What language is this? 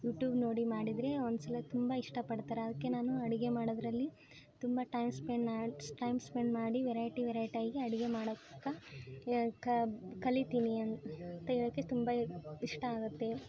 Kannada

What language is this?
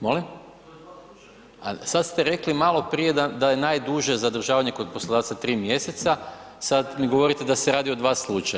Croatian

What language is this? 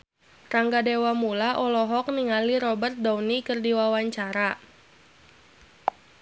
Sundanese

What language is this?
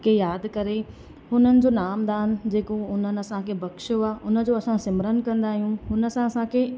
Sindhi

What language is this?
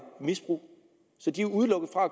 Danish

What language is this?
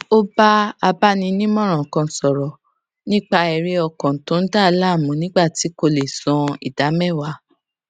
Yoruba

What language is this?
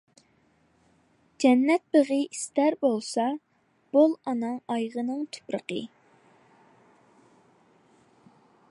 Uyghur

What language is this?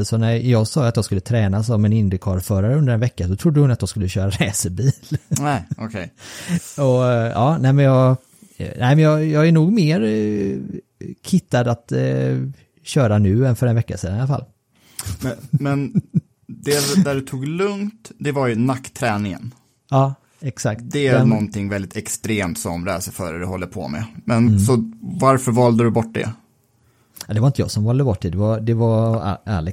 Swedish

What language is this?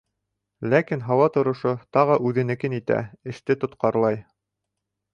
Bashkir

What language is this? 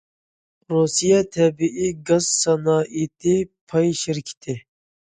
Uyghur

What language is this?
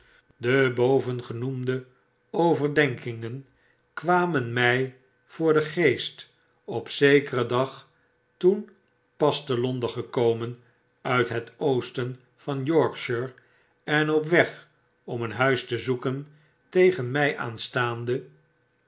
Dutch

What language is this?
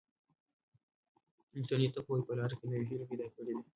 Pashto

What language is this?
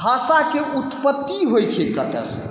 Maithili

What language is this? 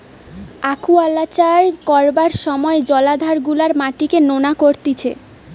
Bangla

